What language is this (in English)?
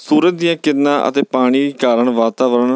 Punjabi